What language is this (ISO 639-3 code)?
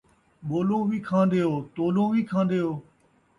skr